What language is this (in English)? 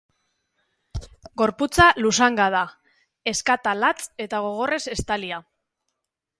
Basque